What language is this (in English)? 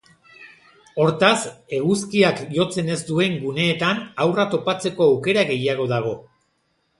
Basque